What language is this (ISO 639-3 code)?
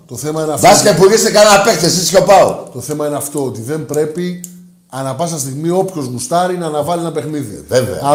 ell